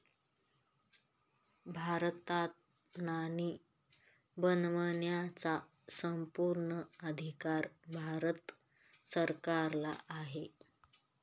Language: Marathi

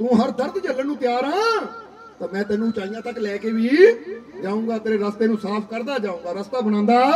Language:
Punjabi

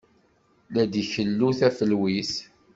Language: Kabyle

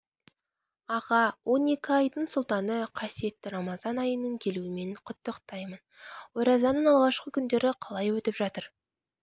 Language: Kazakh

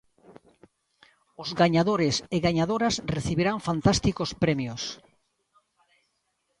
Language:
Galician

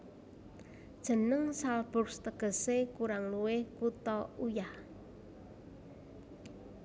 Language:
Javanese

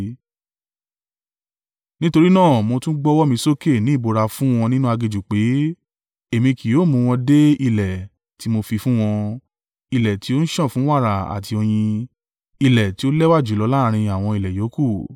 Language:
Yoruba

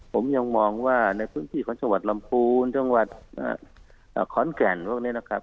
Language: Thai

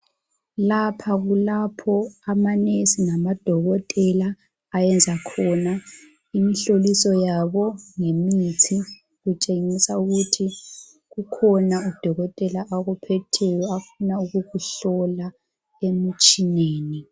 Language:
North Ndebele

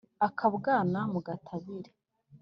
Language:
Kinyarwanda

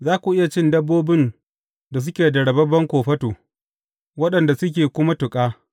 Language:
Hausa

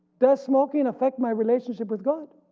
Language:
English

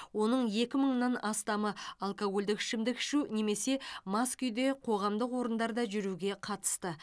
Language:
Kazakh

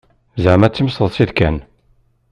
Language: Kabyle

